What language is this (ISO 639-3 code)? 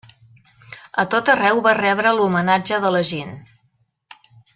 cat